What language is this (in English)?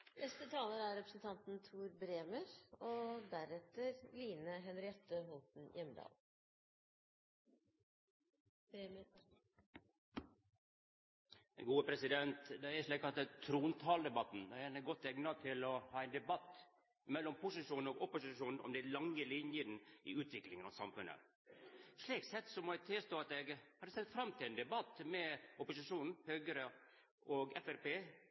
Norwegian Nynorsk